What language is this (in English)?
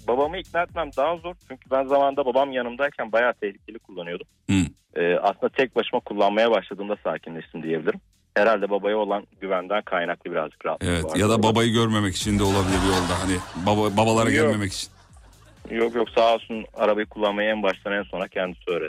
Turkish